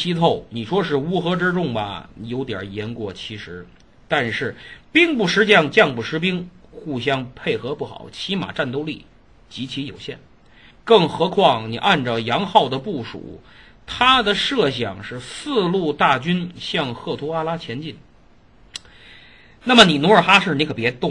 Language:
Chinese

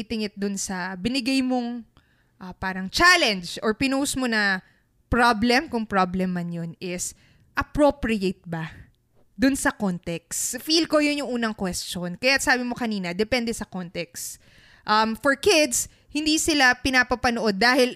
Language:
Filipino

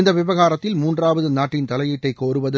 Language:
Tamil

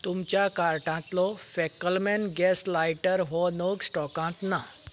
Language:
Konkani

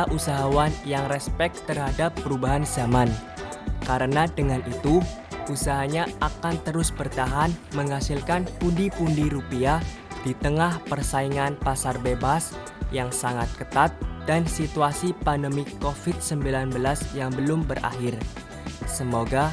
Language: Indonesian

